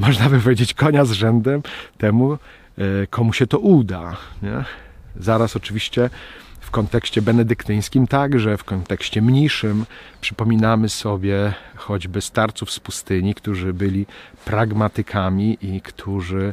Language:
Polish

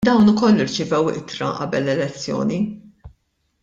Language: Maltese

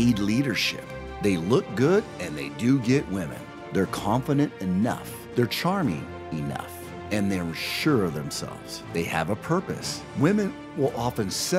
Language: English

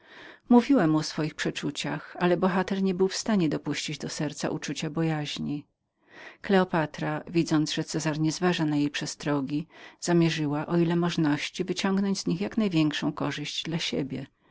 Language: Polish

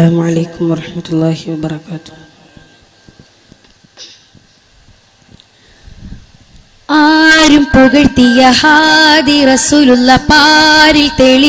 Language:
Malayalam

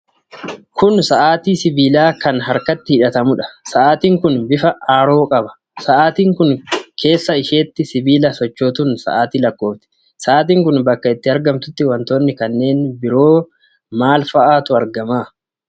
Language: Oromo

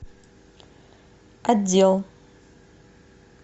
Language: Russian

